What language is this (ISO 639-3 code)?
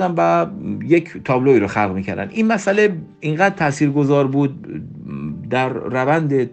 fas